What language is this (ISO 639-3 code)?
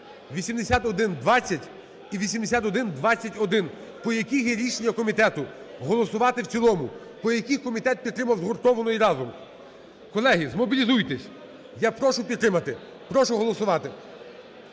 ukr